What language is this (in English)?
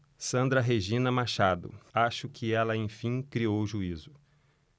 Portuguese